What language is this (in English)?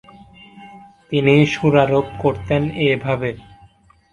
Bangla